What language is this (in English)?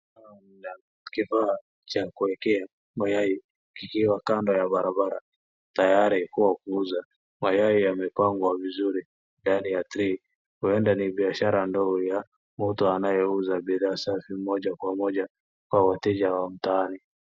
Swahili